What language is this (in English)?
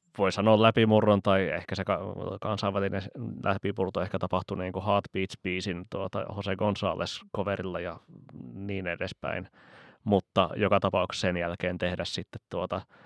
Finnish